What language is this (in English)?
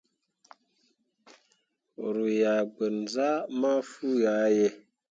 Mundang